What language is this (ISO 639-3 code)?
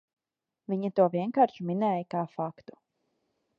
lav